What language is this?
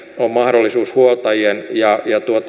Finnish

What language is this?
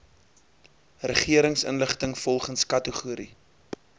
Afrikaans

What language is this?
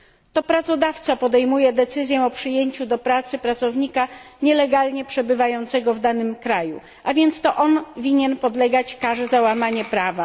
Polish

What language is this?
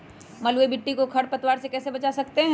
Magahi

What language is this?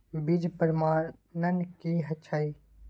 Maithili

